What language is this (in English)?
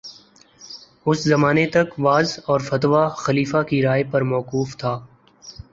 Urdu